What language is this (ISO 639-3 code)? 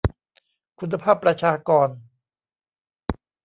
tha